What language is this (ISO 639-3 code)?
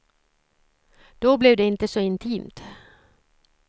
swe